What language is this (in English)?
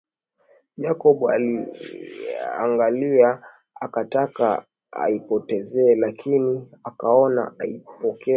Swahili